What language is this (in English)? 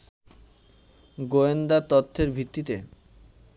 Bangla